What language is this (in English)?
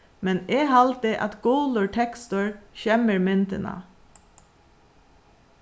Faroese